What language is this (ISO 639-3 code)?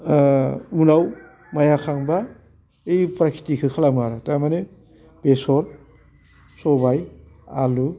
brx